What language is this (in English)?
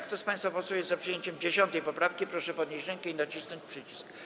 Polish